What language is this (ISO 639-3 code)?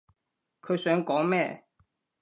yue